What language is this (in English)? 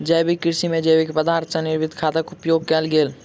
Maithili